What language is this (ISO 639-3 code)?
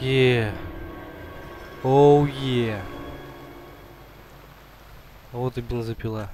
rus